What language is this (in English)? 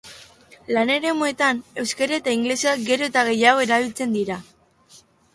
Basque